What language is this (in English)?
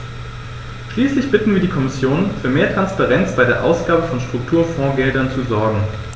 German